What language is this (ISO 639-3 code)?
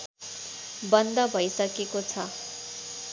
nep